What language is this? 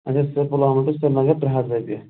Kashmiri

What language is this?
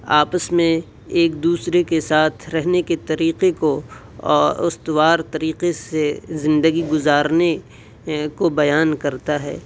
Urdu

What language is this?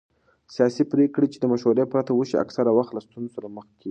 Pashto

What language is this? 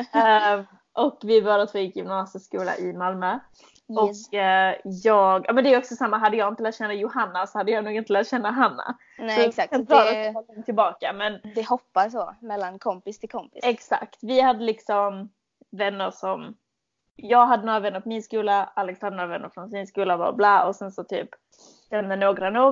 Swedish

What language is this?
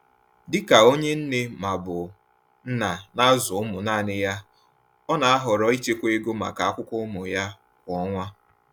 Igbo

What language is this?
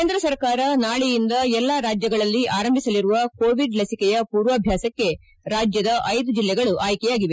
Kannada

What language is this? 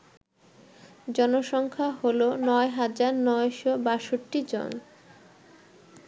Bangla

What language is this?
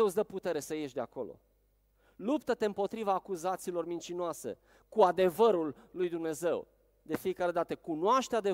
Romanian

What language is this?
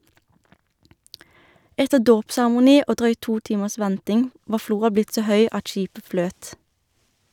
Norwegian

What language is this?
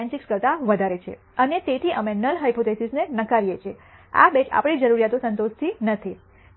Gujarati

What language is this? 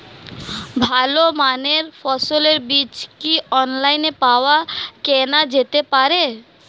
Bangla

